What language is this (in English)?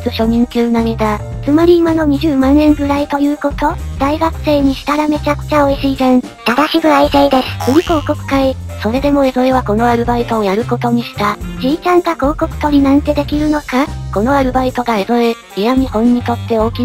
Japanese